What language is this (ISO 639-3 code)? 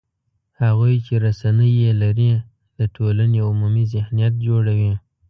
pus